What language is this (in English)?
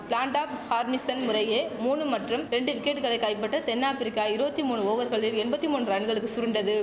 Tamil